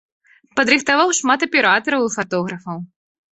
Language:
Belarusian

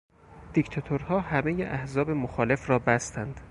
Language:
Persian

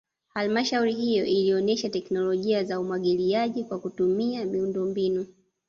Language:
Swahili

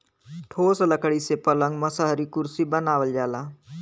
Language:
Bhojpuri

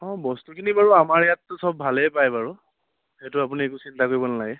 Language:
Assamese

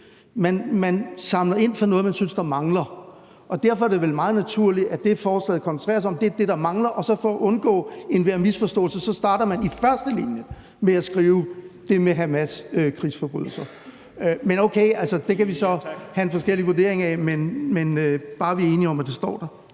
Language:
Danish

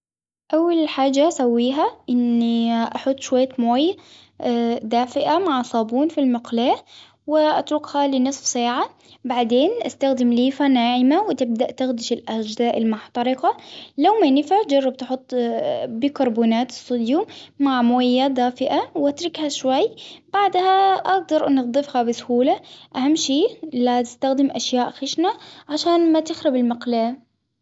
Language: Hijazi Arabic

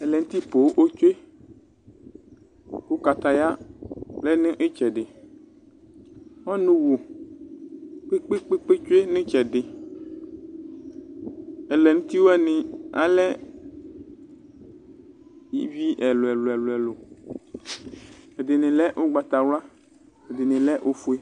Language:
Ikposo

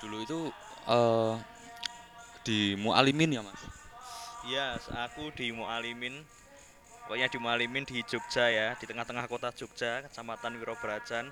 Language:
Indonesian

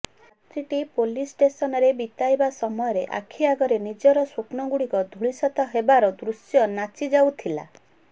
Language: Odia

